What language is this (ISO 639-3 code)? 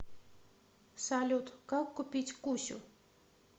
rus